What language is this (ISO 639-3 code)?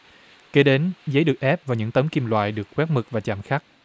vie